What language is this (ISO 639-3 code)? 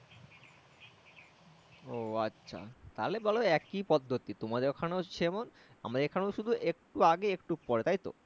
ben